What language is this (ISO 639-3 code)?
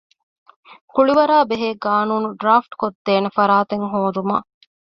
div